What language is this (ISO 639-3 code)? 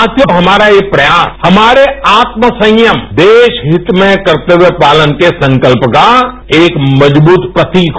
hin